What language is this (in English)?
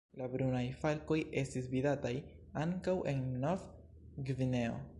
Esperanto